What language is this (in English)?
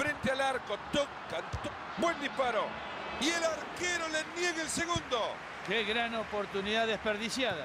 Spanish